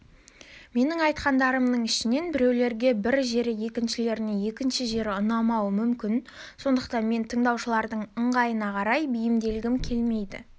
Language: Kazakh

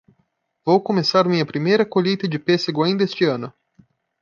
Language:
Portuguese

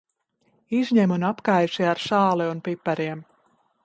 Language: Latvian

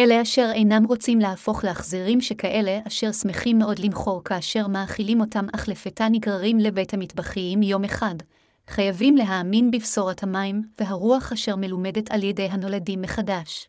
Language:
Hebrew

